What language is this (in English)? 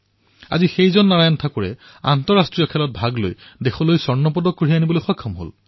Assamese